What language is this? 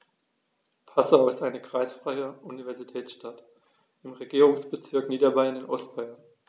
German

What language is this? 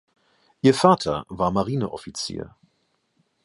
German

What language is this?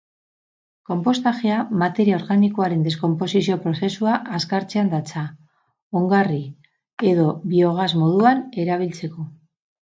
Basque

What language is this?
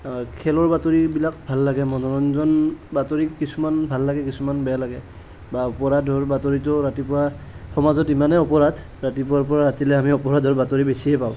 Assamese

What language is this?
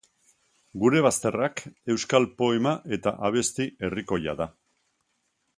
Basque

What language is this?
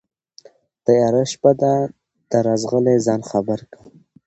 Pashto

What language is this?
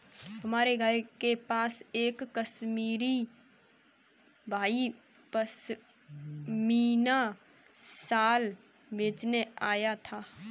Hindi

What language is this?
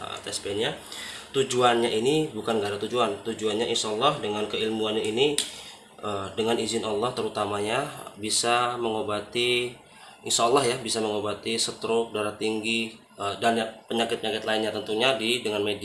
Indonesian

